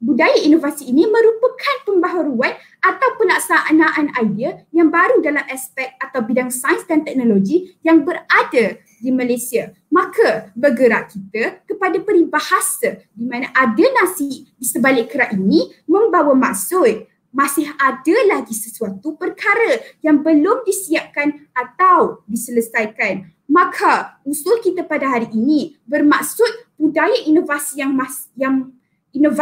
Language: Malay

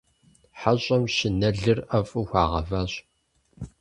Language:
Kabardian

